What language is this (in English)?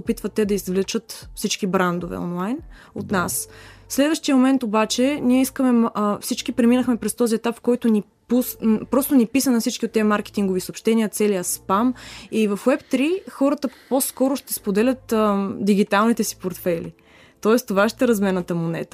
Bulgarian